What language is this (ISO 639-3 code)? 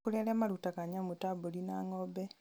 kik